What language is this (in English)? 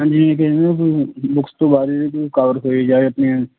Punjabi